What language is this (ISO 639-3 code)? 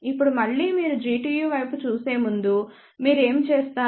tel